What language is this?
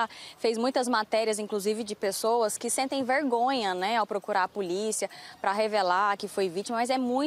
Portuguese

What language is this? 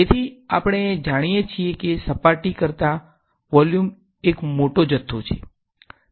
Gujarati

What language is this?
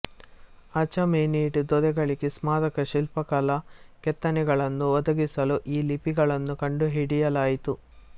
Kannada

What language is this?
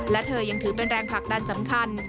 Thai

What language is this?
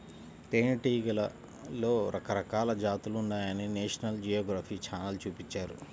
Telugu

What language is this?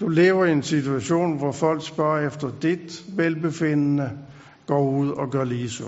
Danish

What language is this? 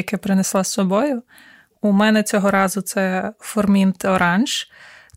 Ukrainian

